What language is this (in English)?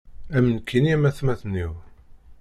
Kabyle